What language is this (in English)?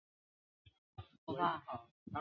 Chinese